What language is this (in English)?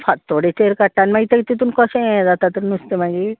Konkani